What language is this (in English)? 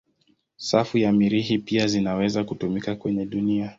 Swahili